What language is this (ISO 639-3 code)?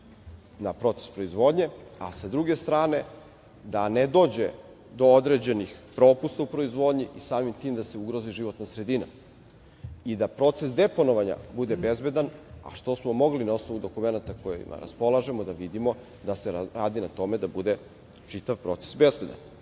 srp